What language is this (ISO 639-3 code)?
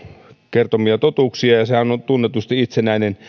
fin